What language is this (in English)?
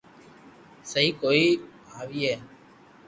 Loarki